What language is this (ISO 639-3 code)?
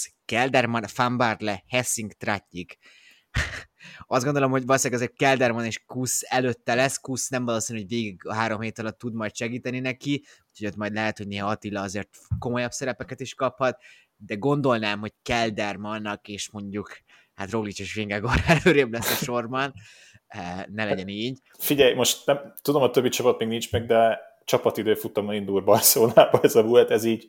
hun